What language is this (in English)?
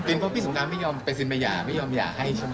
Thai